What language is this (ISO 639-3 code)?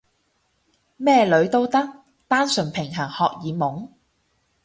yue